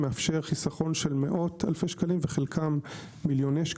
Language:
Hebrew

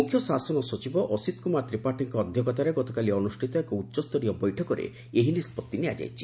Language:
Odia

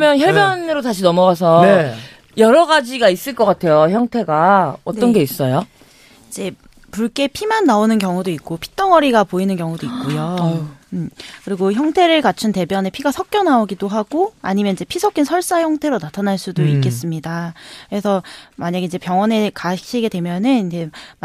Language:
Korean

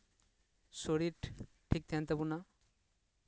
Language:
Santali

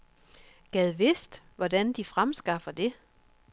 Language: Danish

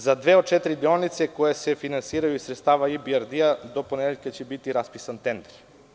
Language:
Serbian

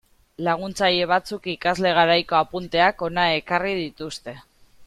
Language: Basque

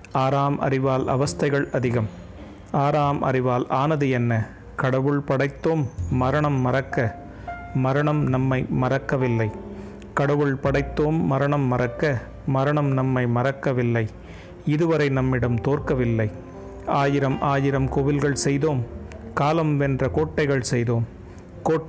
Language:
Tamil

